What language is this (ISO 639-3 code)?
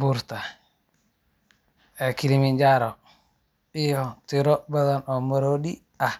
som